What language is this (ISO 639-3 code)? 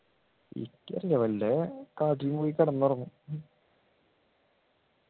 mal